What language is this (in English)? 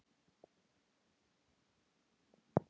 Icelandic